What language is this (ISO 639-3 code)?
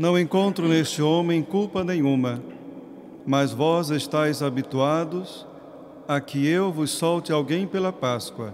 por